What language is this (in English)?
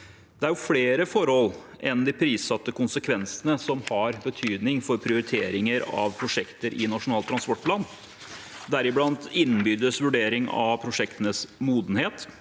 Norwegian